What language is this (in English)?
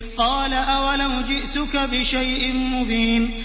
Arabic